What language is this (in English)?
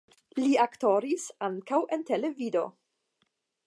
Esperanto